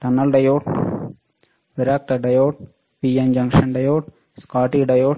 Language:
Telugu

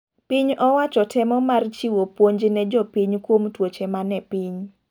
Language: Luo (Kenya and Tanzania)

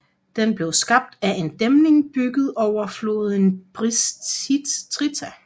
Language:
Danish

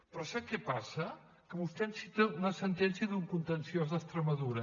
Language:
Catalan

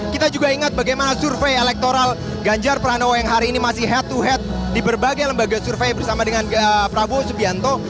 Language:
Indonesian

